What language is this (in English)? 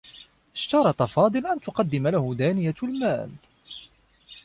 Arabic